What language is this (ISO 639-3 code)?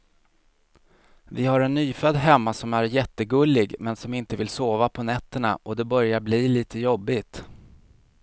swe